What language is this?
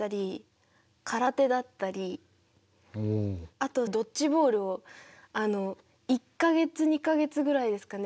Japanese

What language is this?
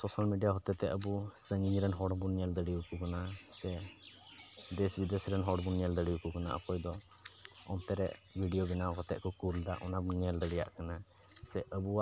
Santali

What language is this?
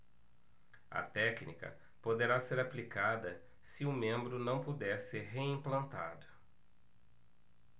Portuguese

